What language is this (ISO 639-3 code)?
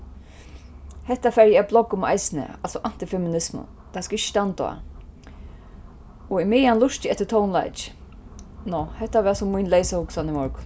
fao